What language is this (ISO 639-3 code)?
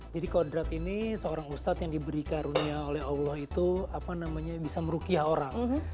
ind